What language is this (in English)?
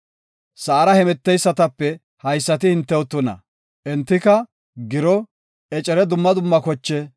Gofa